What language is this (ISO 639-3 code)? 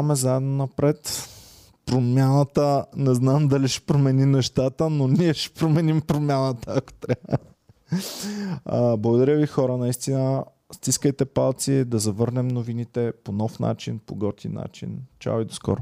bul